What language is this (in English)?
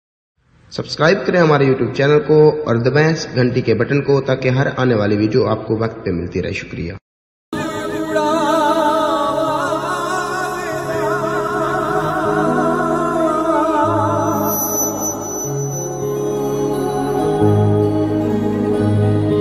Arabic